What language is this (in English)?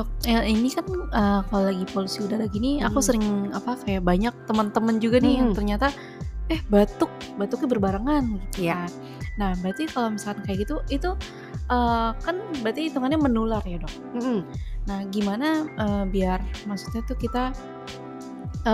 Indonesian